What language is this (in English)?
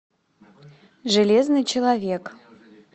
Russian